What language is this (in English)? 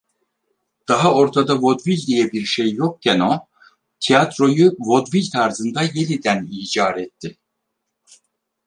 Turkish